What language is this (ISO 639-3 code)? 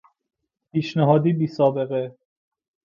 fas